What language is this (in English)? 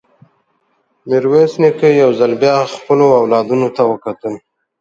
Pashto